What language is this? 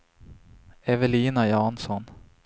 Swedish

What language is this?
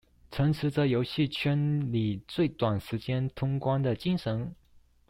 Chinese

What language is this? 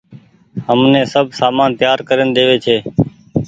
Goaria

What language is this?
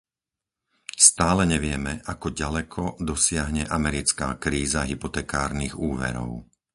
Slovak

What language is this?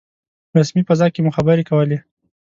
Pashto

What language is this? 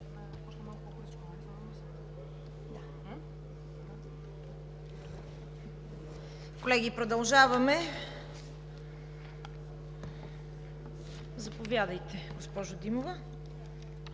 Bulgarian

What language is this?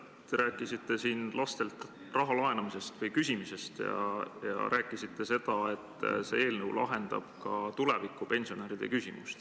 Estonian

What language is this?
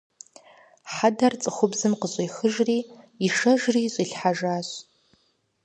Kabardian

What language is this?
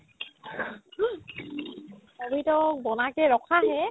Assamese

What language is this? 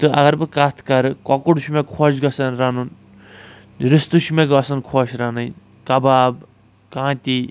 Kashmiri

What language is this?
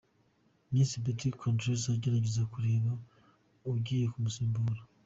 Kinyarwanda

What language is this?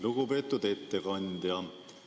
Estonian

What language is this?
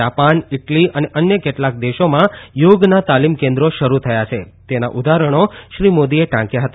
Gujarati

